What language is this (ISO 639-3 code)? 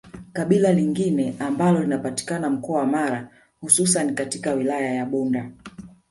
swa